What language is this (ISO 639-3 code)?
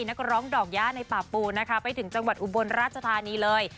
tha